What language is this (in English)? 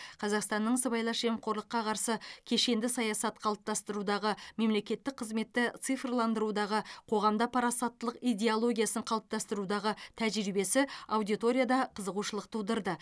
Kazakh